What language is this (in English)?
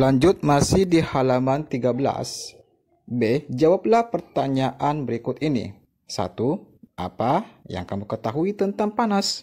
Indonesian